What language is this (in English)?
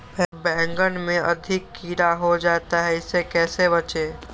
Magahi